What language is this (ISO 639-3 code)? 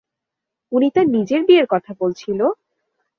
ben